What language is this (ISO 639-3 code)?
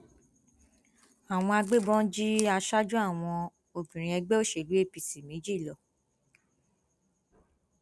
yor